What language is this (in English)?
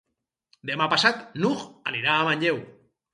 Catalan